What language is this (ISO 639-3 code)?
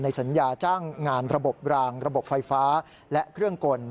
tha